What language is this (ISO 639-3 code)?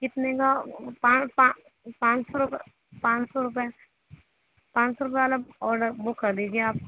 urd